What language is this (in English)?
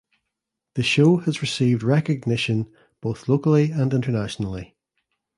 English